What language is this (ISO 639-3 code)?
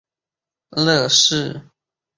zho